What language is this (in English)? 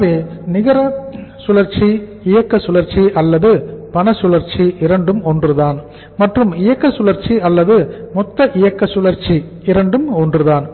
Tamil